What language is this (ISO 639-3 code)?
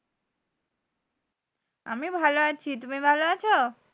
ben